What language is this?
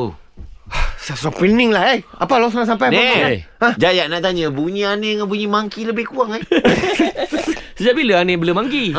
Malay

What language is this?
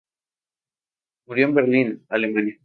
Spanish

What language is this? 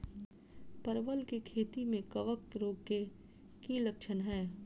Maithili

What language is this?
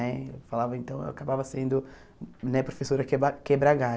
Portuguese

